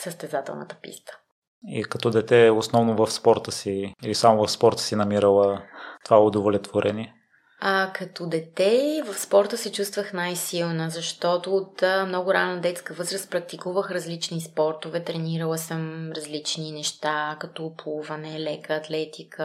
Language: Bulgarian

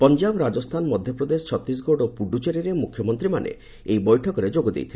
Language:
Odia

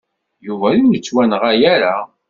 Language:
Kabyle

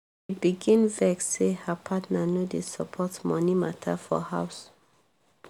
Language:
Nigerian Pidgin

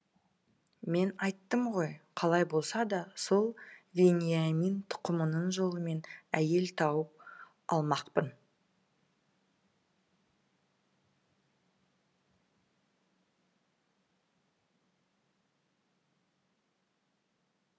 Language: Kazakh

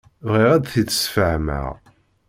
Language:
Kabyle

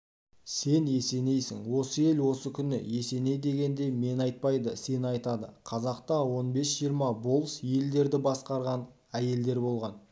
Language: Kazakh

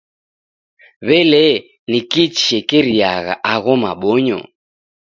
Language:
Taita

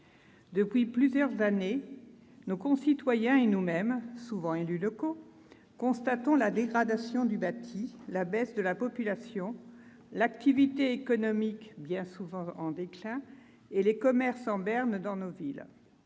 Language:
French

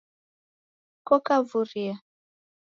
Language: Taita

